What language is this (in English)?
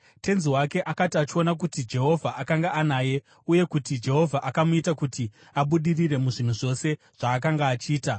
Shona